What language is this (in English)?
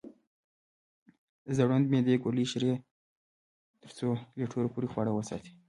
Pashto